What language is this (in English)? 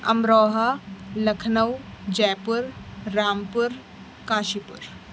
Urdu